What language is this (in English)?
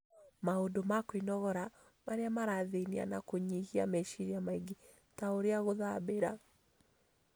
Kikuyu